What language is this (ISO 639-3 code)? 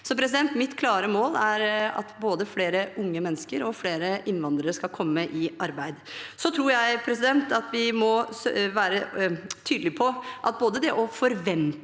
nor